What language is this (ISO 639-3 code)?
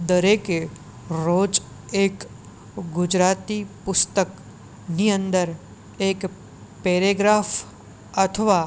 guj